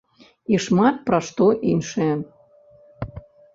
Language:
Belarusian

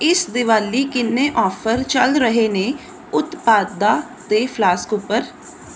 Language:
Punjabi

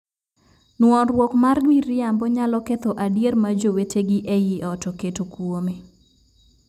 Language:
Luo (Kenya and Tanzania)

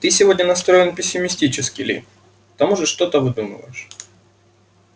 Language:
Russian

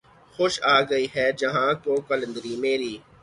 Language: Urdu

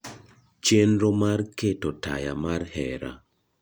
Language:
Luo (Kenya and Tanzania)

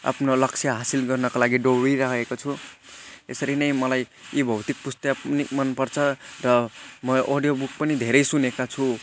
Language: Nepali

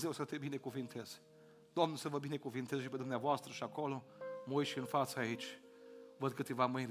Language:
Romanian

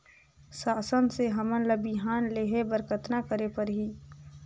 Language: Chhattisgarhi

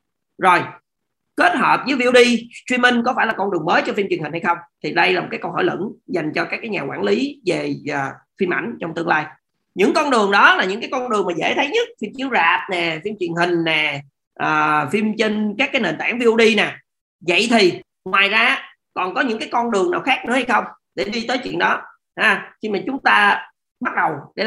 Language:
Vietnamese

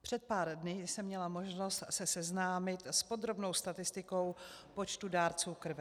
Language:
Czech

